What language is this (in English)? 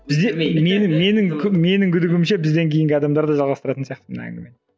Kazakh